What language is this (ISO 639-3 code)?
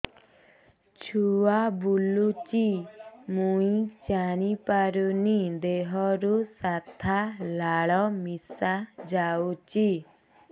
ori